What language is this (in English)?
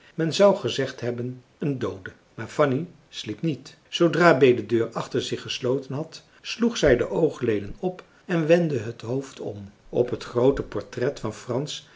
Dutch